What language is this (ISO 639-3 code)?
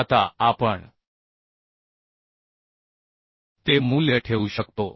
mar